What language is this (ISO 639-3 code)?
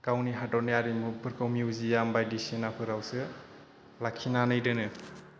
brx